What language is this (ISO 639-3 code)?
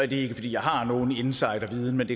dan